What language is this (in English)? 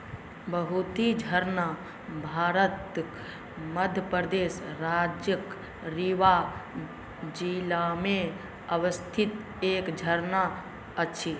Maithili